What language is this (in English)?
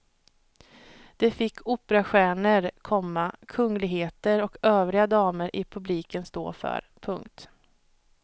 Swedish